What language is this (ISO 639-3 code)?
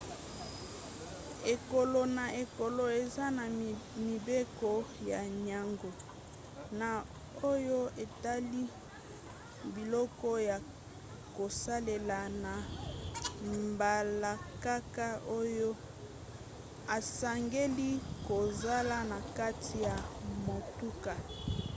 lin